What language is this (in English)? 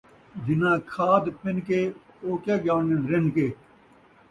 Saraiki